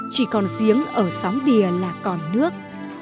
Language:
Vietnamese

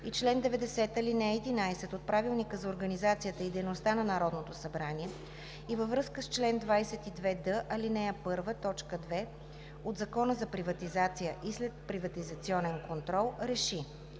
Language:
Bulgarian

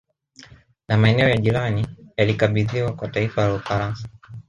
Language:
Swahili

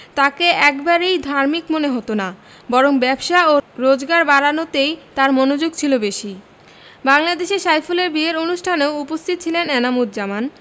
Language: Bangla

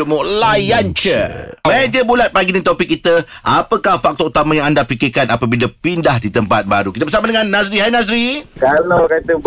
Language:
Malay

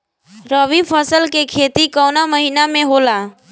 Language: Bhojpuri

